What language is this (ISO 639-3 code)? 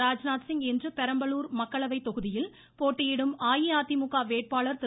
tam